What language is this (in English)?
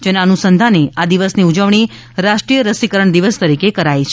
Gujarati